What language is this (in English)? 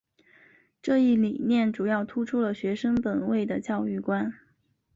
Chinese